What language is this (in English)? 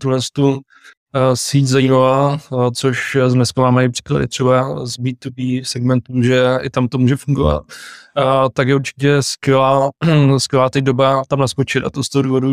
Czech